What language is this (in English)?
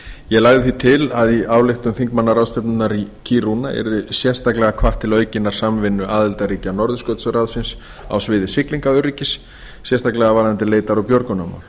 Icelandic